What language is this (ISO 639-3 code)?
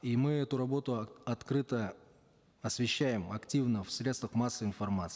kaz